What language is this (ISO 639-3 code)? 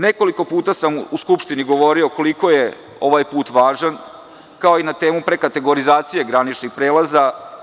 srp